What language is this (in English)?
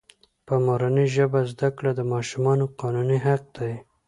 Pashto